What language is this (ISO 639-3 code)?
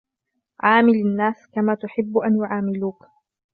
ara